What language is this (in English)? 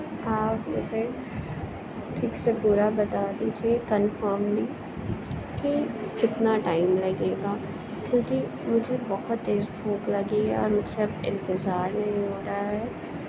Urdu